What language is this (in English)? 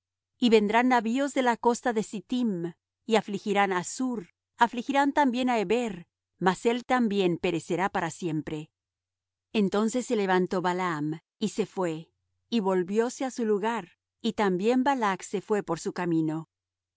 Spanish